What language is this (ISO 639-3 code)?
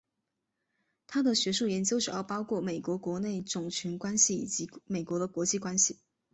zho